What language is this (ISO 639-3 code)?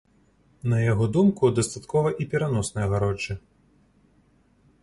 bel